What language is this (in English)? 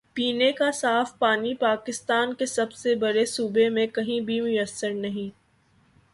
Urdu